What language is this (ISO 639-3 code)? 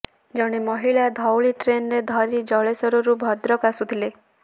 ori